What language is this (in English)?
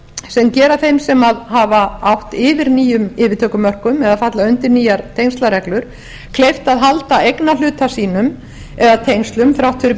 Icelandic